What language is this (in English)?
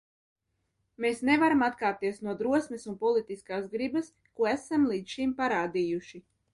Latvian